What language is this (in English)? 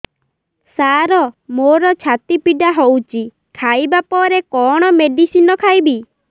Odia